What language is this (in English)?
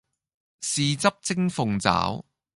Cantonese